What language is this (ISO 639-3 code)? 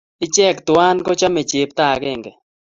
kln